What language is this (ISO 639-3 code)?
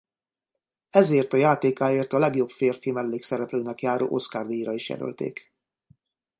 hun